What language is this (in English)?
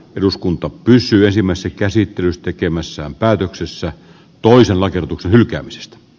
Finnish